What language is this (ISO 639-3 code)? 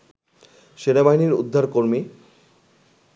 ben